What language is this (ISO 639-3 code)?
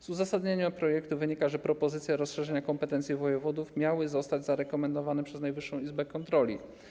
pol